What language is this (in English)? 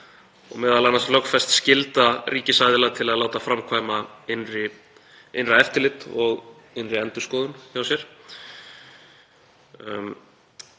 Icelandic